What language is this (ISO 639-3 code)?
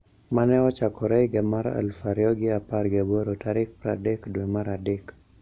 luo